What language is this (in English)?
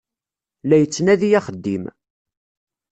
Kabyle